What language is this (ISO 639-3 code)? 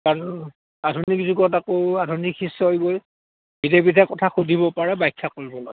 asm